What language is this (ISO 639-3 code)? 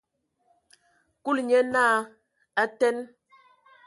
ewo